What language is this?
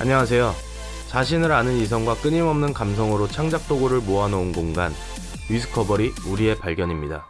Korean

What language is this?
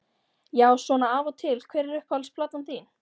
Icelandic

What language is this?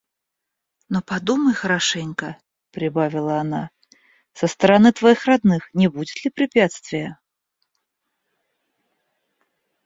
Russian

